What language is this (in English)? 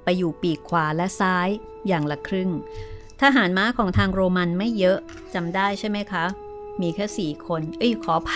Thai